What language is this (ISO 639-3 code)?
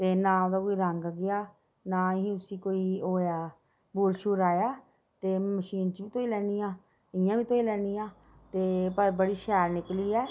doi